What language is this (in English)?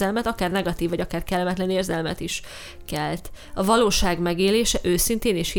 Hungarian